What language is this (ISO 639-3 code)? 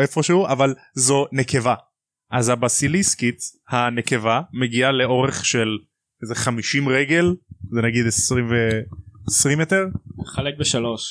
heb